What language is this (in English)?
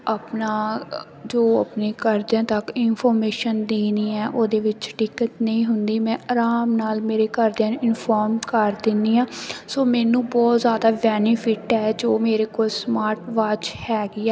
Punjabi